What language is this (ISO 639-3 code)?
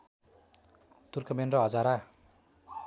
nep